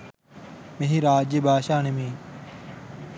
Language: Sinhala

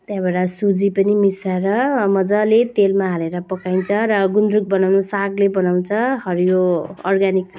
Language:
Nepali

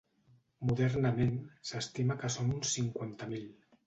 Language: Catalan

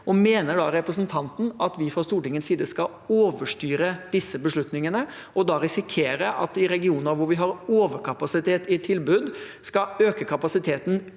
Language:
Norwegian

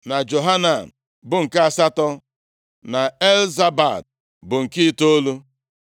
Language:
Igbo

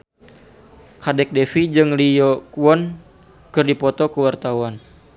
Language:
Sundanese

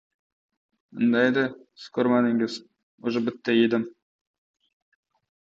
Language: Uzbek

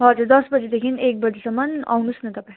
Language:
Nepali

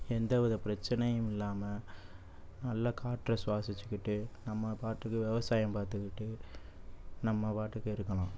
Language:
Tamil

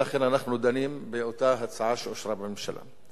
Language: Hebrew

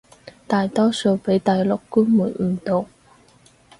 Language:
Cantonese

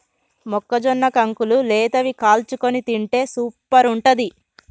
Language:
Telugu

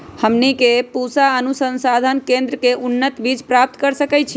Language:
Magahi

